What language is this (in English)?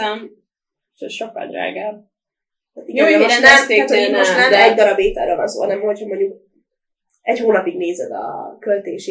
Hungarian